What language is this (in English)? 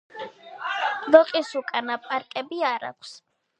Georgian